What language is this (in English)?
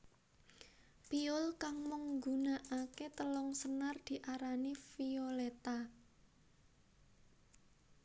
Javanese